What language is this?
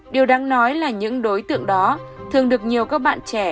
Vietnamese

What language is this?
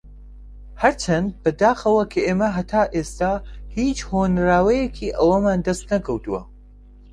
Central Kurdish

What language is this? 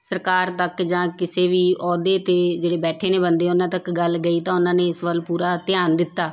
Punjabi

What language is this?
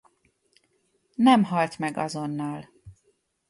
Hungarian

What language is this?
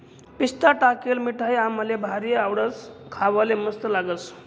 Marathi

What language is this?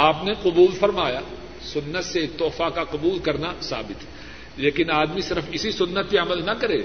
Urdu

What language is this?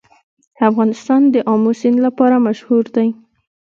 Pashto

